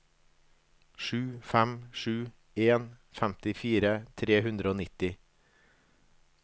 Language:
Norwegian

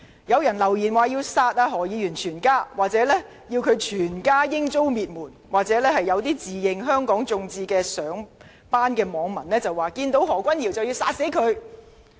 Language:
Cantonese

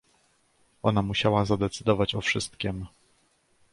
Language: Polish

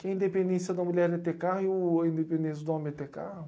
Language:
Portuguese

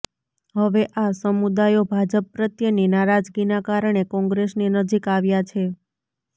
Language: Gujarati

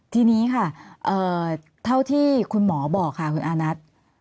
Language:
Thai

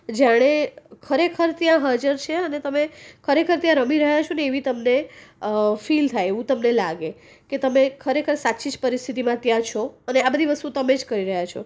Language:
Gujarati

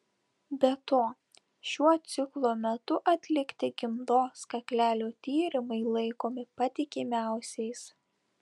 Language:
Lithuanian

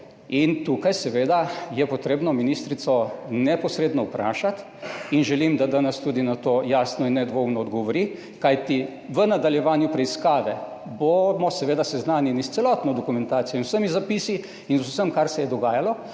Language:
Slovenian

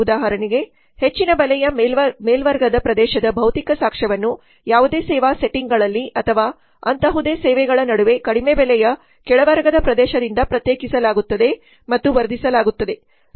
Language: Kannada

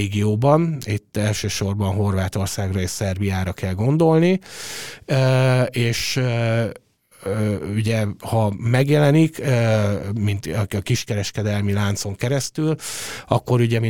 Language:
Hungarian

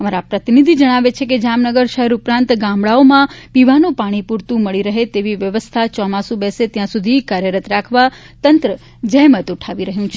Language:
Gujarati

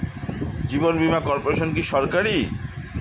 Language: Bangla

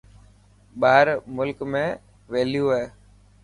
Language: Dhatki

